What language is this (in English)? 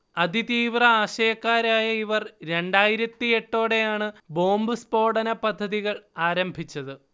Malayalam